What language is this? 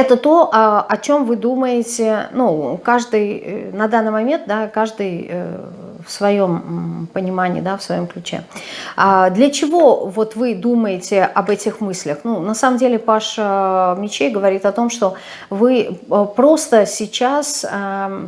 Russian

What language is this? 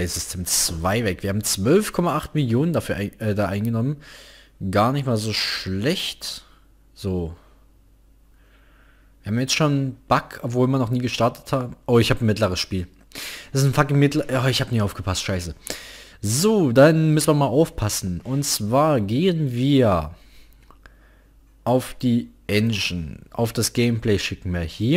German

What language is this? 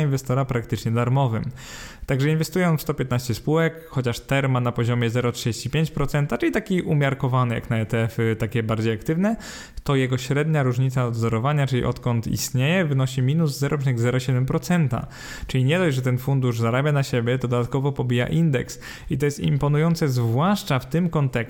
Polish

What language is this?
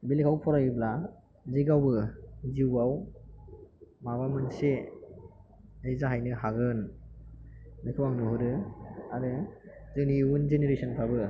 Bodo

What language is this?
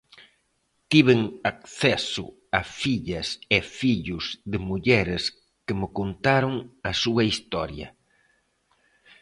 Galician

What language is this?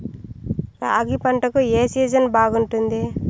Telugu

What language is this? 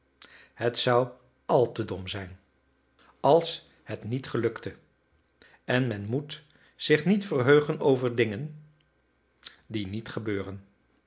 Dutch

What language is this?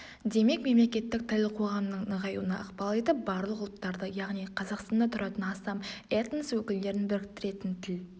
Kazakh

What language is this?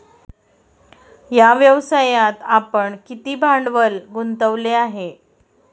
Marathi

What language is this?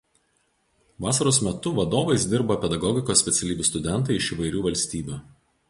Lithuanian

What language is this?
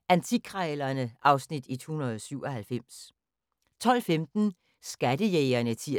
Danish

